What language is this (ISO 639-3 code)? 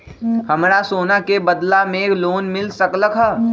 mag